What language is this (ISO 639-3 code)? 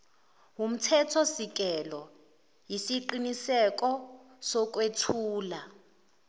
zul